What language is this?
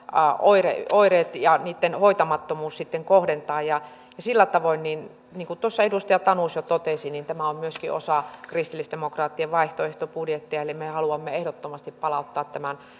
Finnish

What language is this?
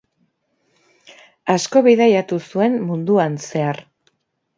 Basque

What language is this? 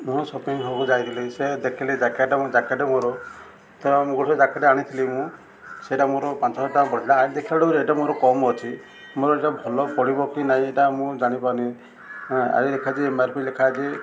Odia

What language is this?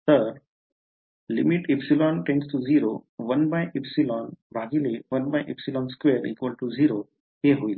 Marathi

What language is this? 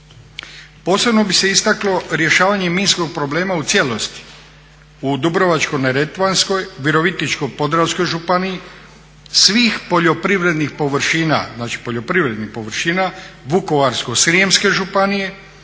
Croatian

